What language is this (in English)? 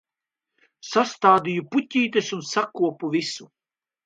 Latvian